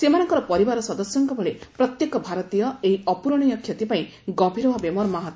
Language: Odia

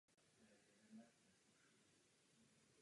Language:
Czech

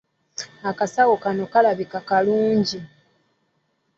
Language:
Ganda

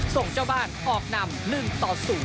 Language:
Thai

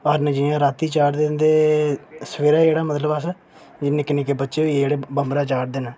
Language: Dogri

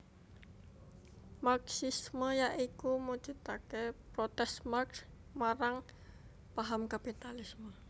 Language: Javanese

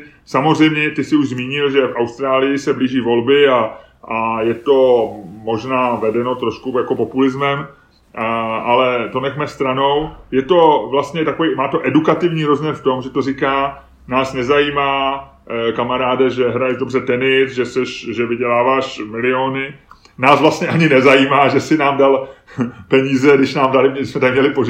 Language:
Czech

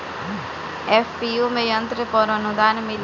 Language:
Bhojpuri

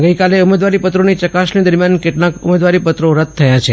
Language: Gujarati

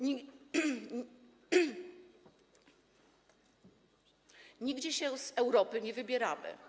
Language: Polish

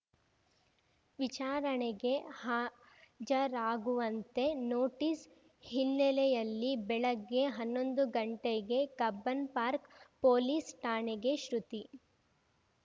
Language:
Kannada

